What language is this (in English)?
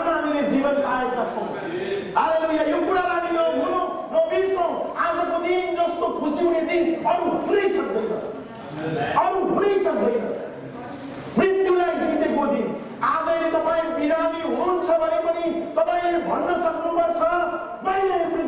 Indonesian